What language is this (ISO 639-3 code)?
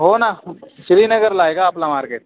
mar